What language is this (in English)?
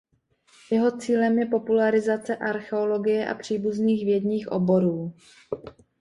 Czech